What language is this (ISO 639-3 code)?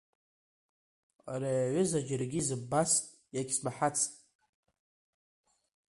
abk